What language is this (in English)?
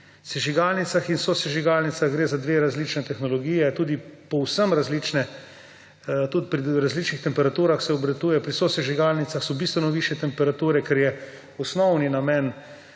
Slovenian